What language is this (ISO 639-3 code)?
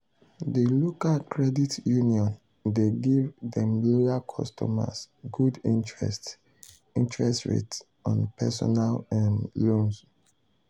pcm